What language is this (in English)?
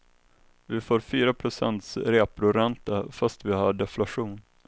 Swedish